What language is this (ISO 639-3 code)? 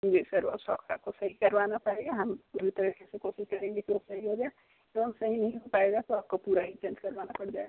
hin